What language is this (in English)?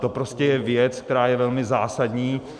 Czech